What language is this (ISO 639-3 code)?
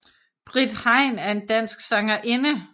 dan